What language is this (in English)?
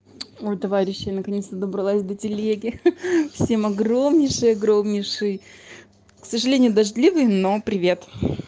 Russian